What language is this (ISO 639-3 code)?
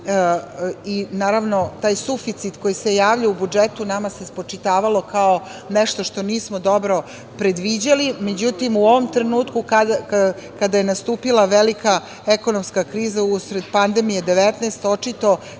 srp